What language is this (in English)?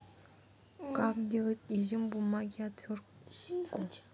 Russian